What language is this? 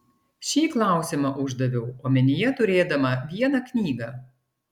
Lithuanian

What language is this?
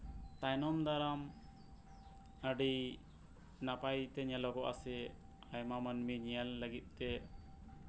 Santali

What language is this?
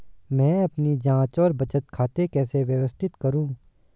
Hindi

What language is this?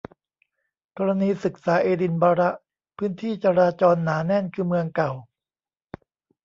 Thai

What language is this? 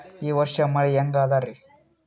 Kannada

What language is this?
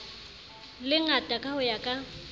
Southern Sotho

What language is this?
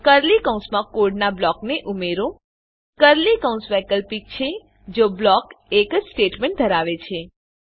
Gujarati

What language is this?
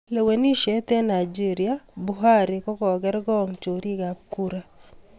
Kalenjin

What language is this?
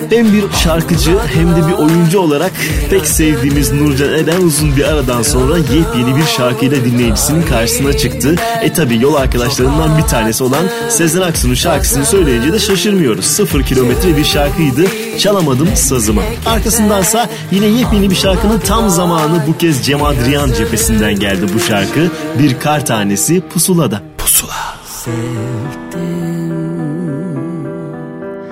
Turkish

